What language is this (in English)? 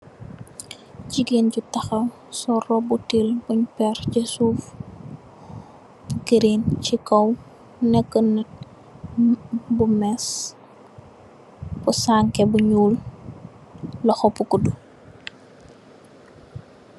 Wolof